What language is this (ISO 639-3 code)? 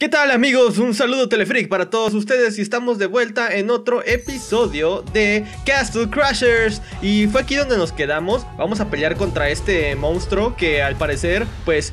spa